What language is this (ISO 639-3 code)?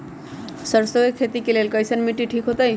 mag